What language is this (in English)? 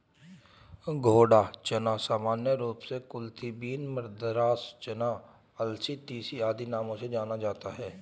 Hindi